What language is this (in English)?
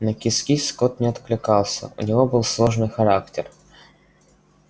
Russian